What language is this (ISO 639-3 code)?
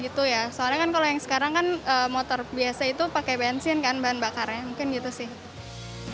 ind